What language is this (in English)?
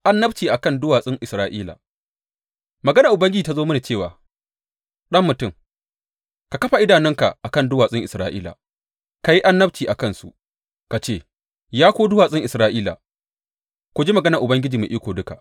Hausa